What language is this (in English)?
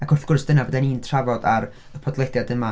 Welsh